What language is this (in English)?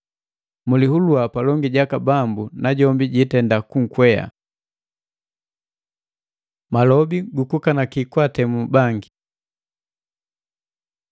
Matengo